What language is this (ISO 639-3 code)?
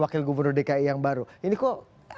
ind